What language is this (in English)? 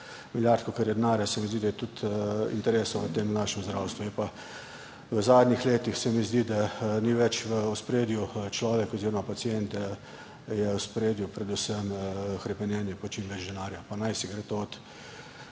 Slovenian